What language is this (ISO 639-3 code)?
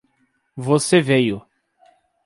por